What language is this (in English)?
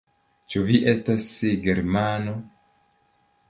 Esperanto